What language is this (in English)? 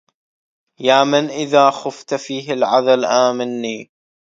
Arabic